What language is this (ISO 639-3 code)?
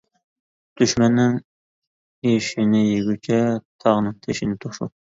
uig